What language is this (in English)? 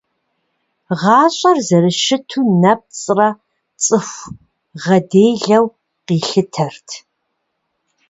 Kabardian